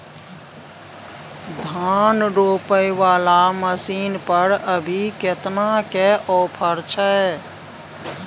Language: Maithili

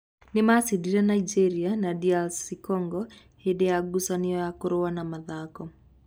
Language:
Kikuyu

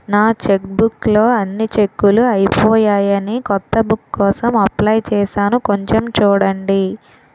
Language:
Telugu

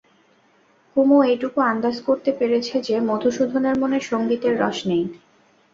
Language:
Bangla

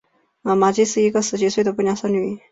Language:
Chinese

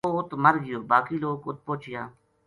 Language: Gujari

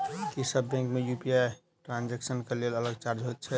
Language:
Maithili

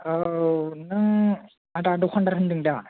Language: Bodo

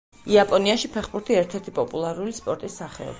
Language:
Georgian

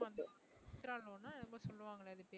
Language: Tamil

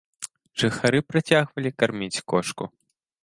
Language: Belarusian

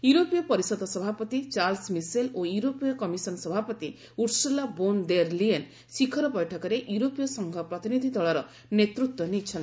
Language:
Odia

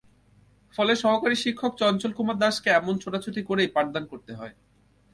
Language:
Bangla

